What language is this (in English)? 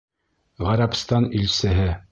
Bashkir